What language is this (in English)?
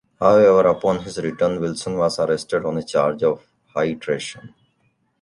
English